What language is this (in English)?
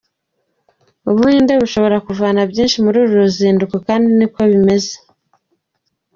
Kinyarwanda